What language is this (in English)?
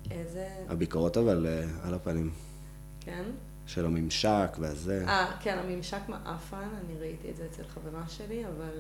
Hebrew